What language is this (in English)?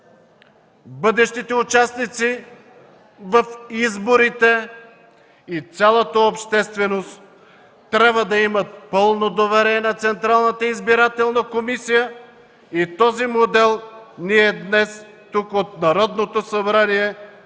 Bulgarian